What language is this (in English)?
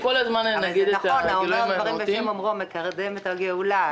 Hebrew